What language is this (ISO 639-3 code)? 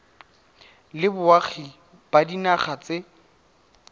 tsn